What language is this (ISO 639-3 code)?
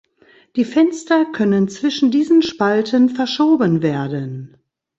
deu